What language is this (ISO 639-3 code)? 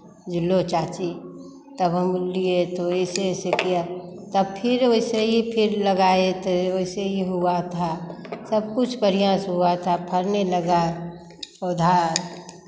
hin